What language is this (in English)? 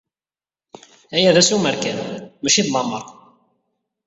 Kabyle